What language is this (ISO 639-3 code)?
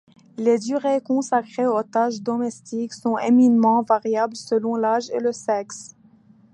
fra